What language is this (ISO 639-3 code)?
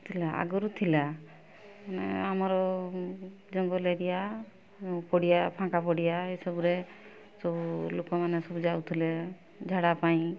ori